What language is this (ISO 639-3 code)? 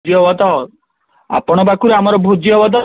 ori